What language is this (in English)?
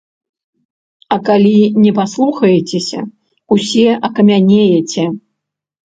Belarusian